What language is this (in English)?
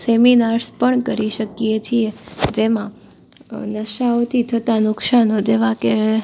Gujarati